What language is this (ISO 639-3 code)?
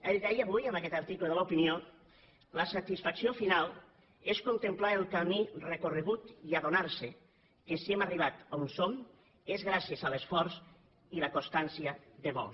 cat